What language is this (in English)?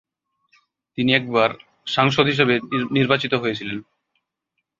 Bangla